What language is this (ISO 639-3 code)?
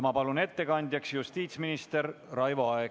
est